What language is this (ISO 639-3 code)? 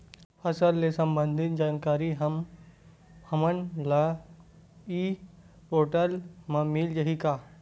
hne